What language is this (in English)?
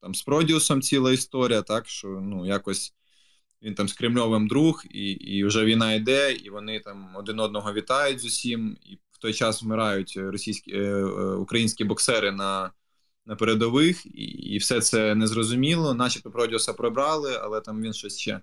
Ukrainian